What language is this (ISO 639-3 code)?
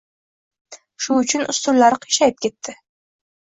uzb